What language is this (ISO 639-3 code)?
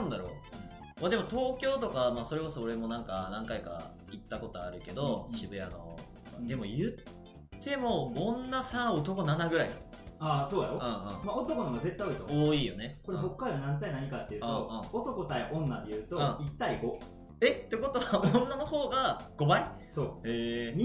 jpn